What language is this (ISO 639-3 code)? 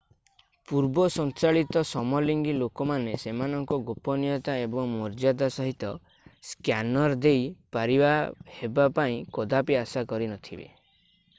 ori